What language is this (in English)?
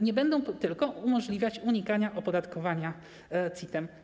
Polish